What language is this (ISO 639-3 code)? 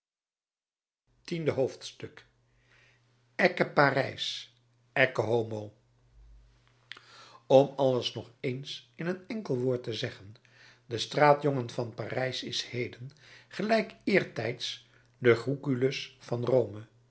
nld